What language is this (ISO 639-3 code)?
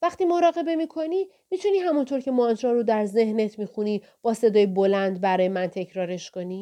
fas